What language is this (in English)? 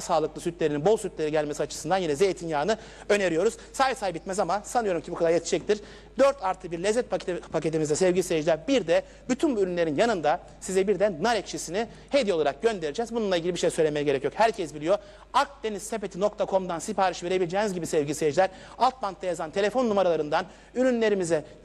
Turkish